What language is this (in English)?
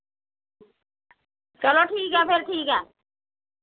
Dogri